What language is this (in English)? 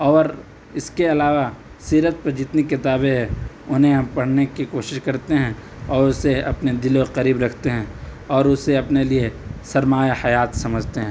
Urdu